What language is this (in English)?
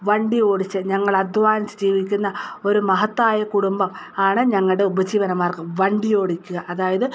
Malayalam